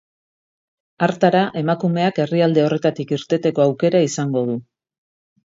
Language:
Basque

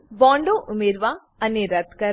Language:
Gujarati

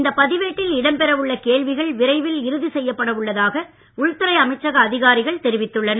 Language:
Tamil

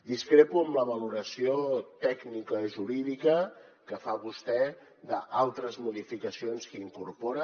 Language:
Catalan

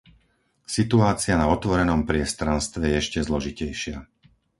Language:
Slovak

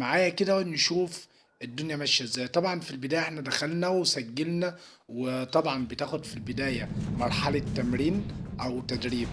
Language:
Arabic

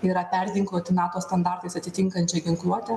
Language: Lithuanian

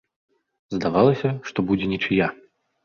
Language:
Belarusian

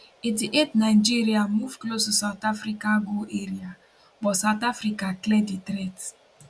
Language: Nigerian Pidgin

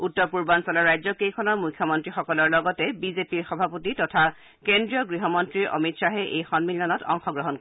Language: Assamese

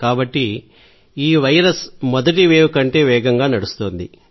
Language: Telugu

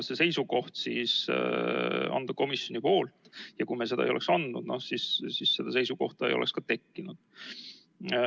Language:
Estonian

